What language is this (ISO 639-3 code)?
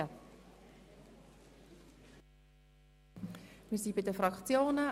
gsw